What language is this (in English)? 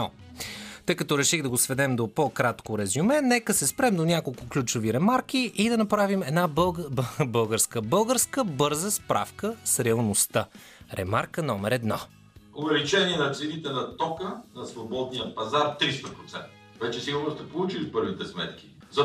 Bulgarian